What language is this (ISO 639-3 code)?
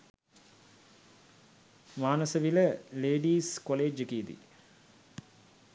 sin